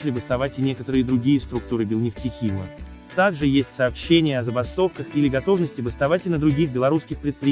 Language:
Russian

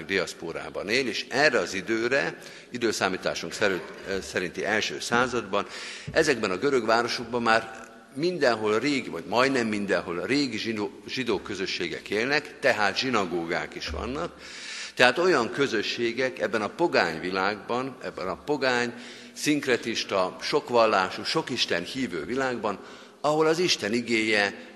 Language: Hungarian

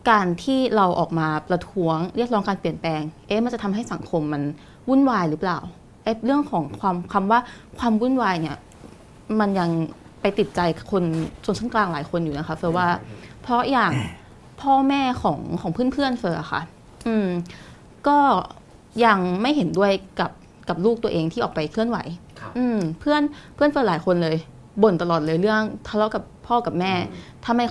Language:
Thai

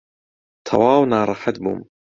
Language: Central Kurdish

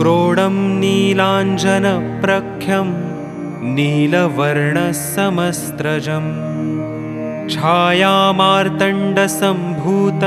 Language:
Hindi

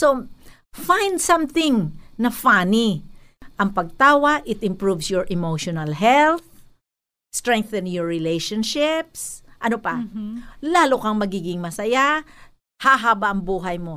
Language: Filipino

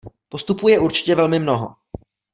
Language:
Czech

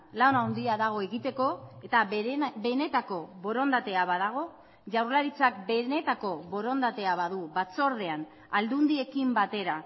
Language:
Basque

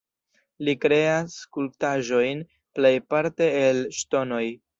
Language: Esperanto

